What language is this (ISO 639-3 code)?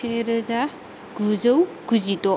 brx